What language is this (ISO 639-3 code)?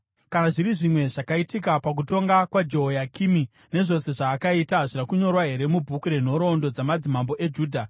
sna